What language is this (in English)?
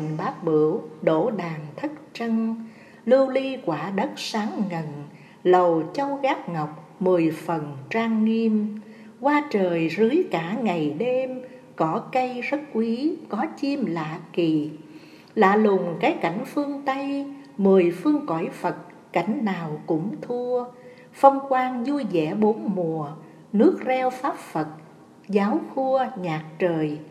Vietnamese